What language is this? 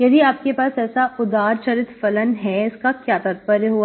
Hindi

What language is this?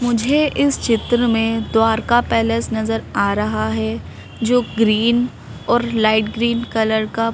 Hindi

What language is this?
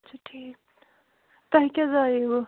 Kashmiri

